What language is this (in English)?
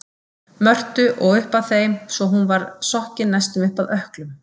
Icelandic